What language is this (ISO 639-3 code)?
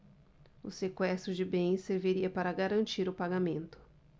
por